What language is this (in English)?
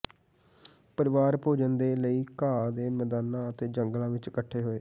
Punjabi